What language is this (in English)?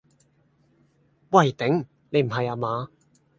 Cantonese